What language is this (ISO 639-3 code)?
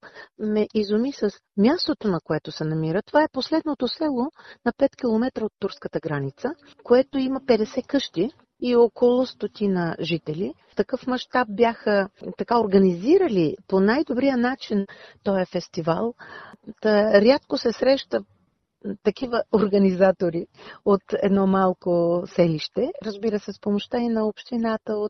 bul